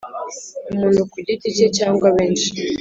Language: Kinyarwanda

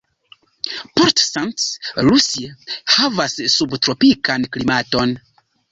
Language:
Esperanto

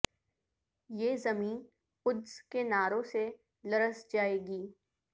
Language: Urdu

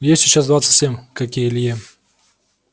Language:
Russian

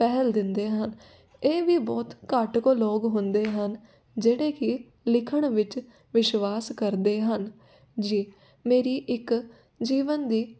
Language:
Punjabi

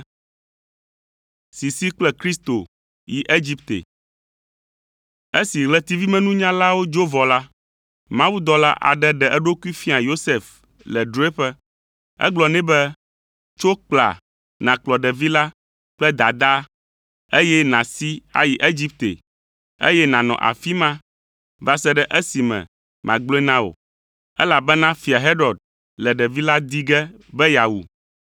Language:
Ewe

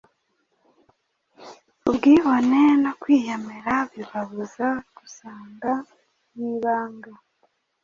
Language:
Kinyarwanda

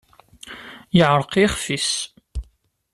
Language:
Kabyle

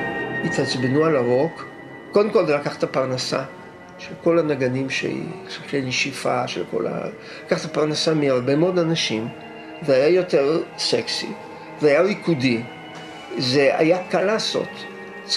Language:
Hebrew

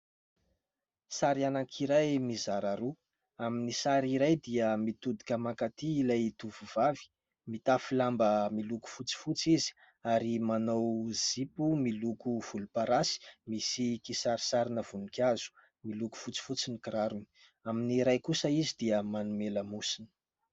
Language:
Malagasy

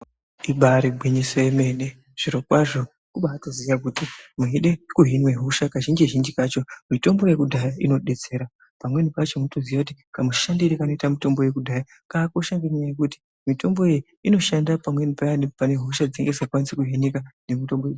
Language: Ndau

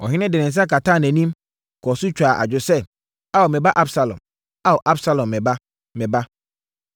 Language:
Akan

